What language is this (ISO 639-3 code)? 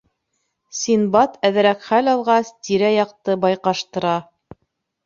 bak